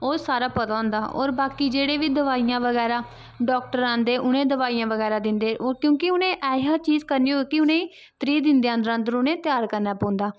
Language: Dogri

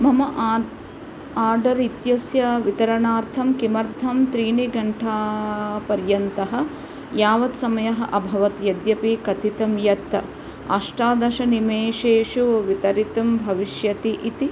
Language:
Sanskrit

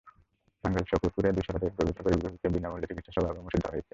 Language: Bangla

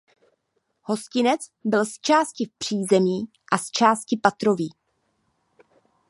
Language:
Czech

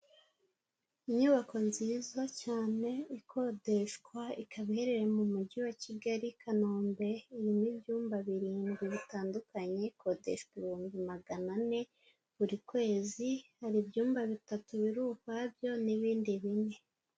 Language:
Kinyarwanda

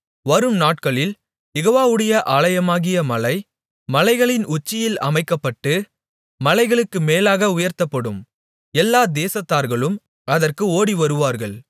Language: Tamil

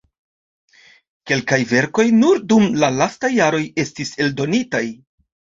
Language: Esperanto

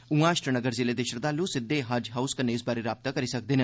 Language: Dogri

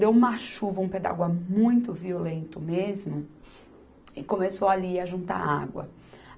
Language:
Portuguese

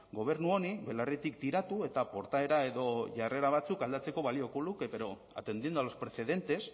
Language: Basque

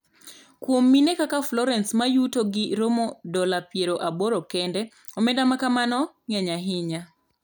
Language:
Luo (Kenya and Tanzania)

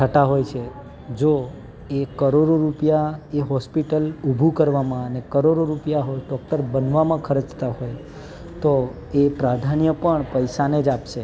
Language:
Gujarati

